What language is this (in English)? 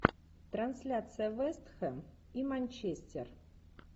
Russian